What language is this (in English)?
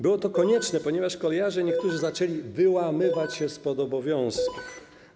Polish